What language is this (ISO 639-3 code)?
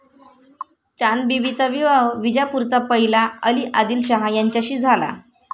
mar